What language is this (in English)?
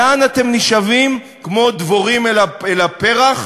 Hebrew